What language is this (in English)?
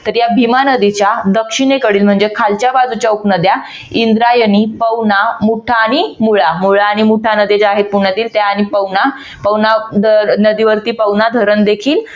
Marathi